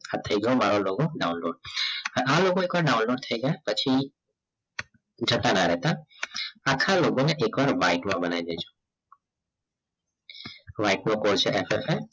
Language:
Gujarati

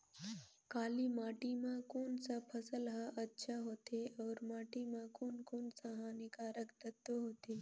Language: Chhattisgarhi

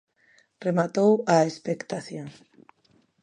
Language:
Galician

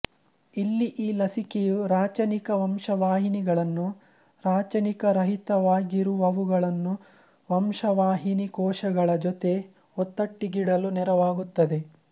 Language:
Kannada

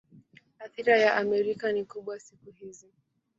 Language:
Swahili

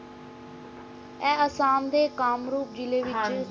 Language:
Punjabi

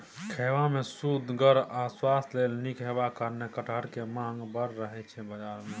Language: Maithili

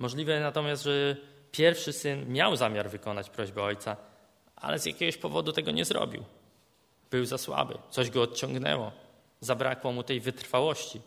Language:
Polish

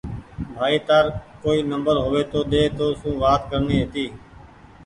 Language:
Goaria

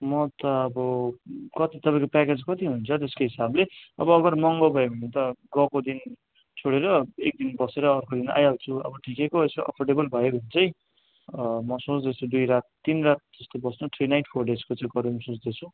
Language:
Nepali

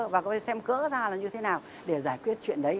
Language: Vietnamese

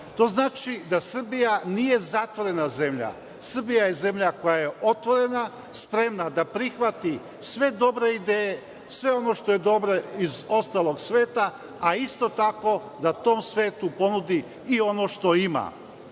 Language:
Serbian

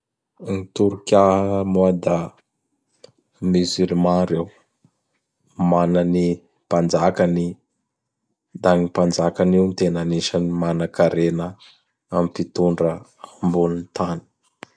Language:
Bara Malagasy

